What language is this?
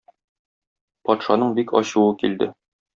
Tatar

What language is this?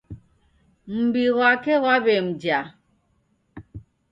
Taita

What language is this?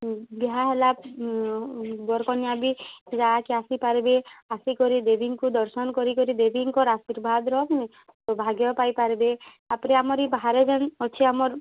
Odia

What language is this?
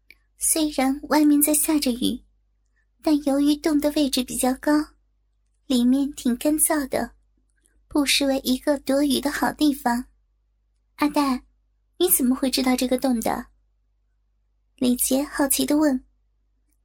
Chinese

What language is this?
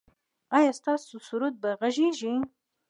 Pashto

